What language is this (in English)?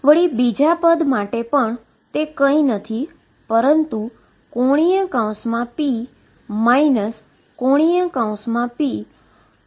Gujarati